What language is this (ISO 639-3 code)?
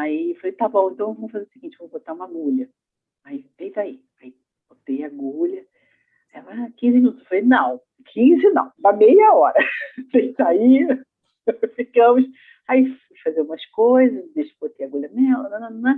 por